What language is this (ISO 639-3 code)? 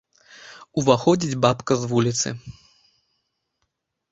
bel